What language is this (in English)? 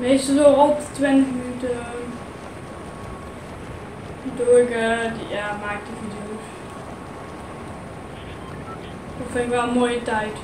Dutch